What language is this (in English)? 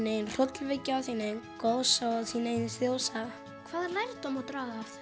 Icelandic